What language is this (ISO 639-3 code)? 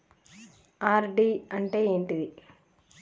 tel